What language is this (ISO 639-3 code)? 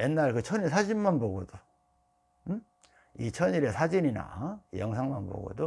kor